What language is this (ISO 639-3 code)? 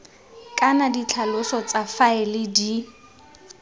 tsn